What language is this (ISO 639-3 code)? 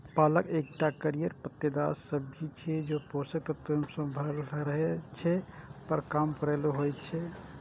mai